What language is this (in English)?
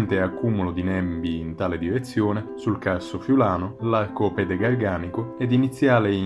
Italian